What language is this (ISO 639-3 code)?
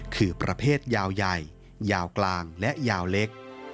tha